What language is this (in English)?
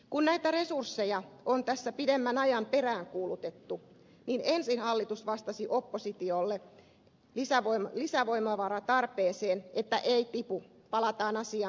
Finnish